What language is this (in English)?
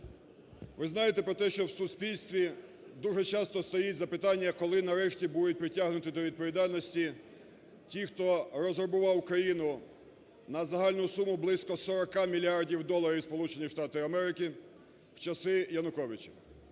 Ukrainian